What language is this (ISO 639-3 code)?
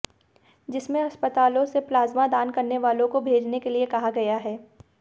hin